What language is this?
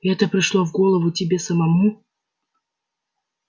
Russian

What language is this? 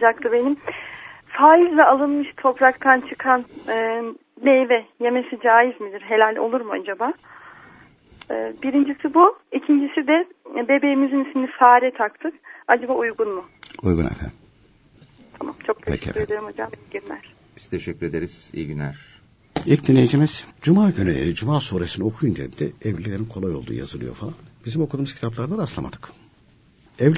Turkish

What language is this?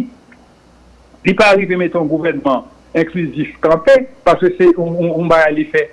French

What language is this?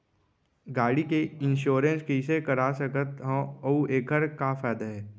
Chhattisgarhi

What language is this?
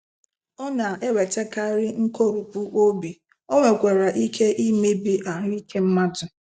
Igbo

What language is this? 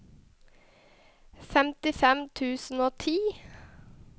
Norwegian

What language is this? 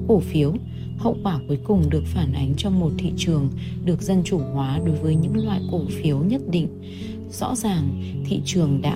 Vietnamese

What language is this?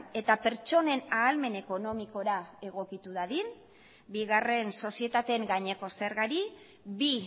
Basque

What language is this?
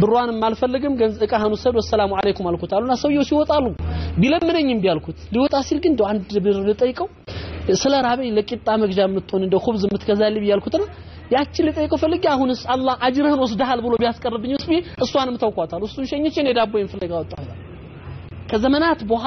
Arabic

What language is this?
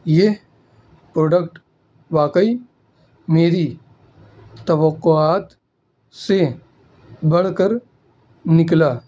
Urdu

